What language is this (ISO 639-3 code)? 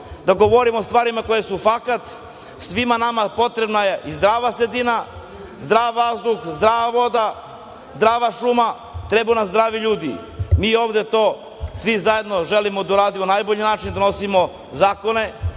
srp